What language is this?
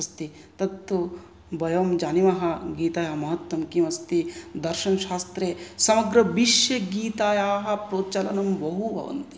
Sanskrit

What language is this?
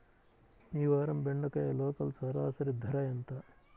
Telugu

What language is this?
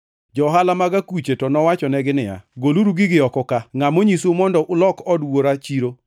Luo (Kenya and Tanzania)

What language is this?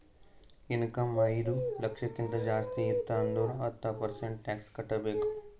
Kannada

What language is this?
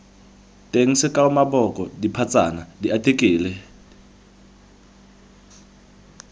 Tswana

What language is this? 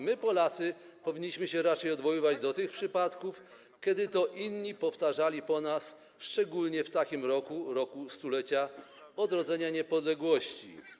Polish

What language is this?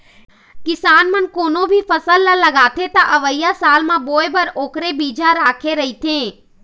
Chhattisgarhi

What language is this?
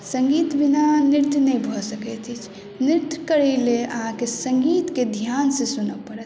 Maithili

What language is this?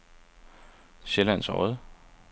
Danish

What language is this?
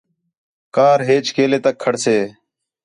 Khetrani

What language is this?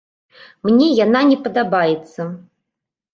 Belarusian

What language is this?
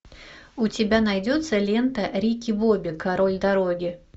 Russian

